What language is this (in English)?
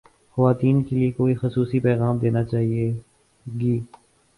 Urdu